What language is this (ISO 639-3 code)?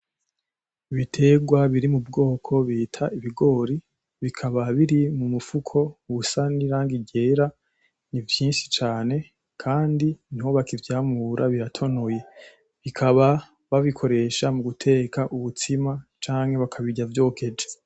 run